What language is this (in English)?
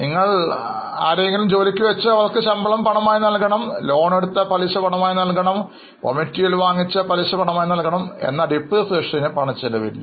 Malayalam